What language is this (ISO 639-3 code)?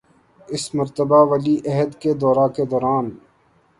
urd